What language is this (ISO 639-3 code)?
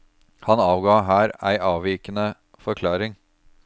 nor